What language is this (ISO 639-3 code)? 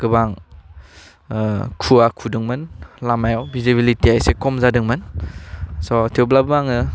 brx